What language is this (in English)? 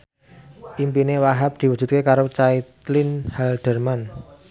Javanese